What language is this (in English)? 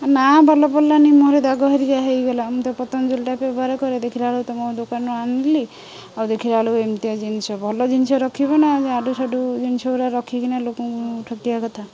Odia